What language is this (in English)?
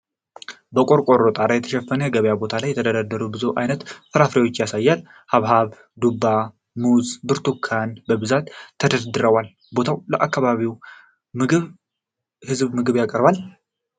Amharic